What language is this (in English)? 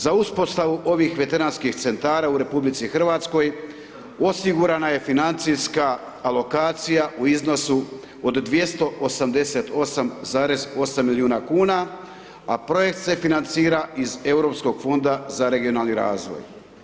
Croatian